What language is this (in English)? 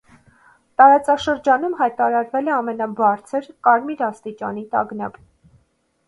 Armenian